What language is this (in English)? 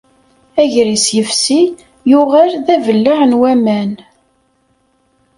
Kabyle